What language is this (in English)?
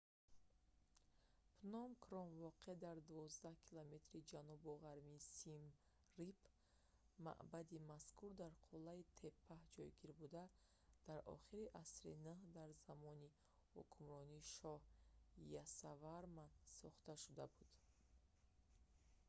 Tajik